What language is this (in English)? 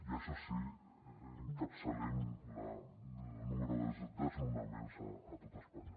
Catalan